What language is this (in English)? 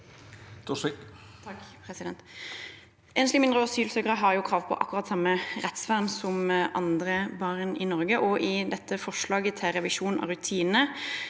Norwegian